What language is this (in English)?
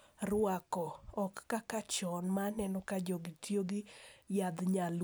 Luo (Kenya and Tanzania)